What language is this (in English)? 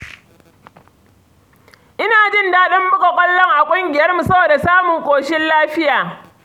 Hausa